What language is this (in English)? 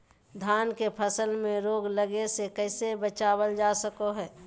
Magahi